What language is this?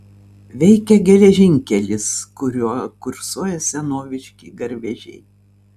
Lithuanian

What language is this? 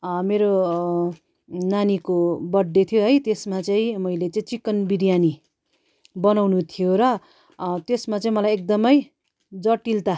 Nepali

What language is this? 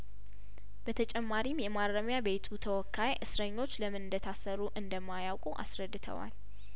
Amharic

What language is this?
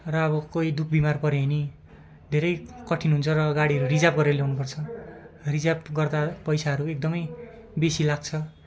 Nepali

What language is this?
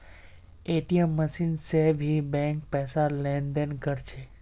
Magahi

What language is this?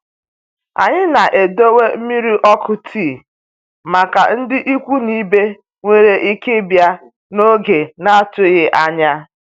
Igbo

